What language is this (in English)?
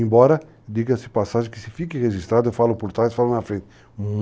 Portuguese